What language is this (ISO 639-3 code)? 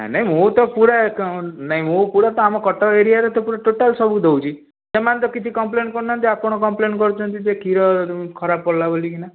ori